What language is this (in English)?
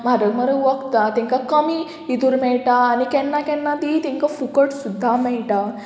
Konkani